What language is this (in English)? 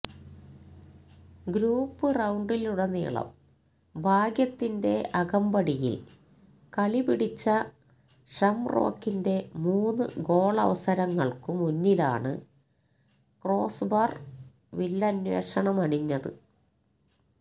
Malayalam